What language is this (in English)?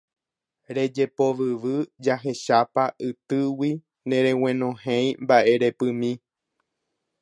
Guarani